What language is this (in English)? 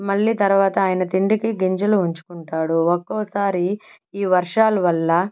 Telugu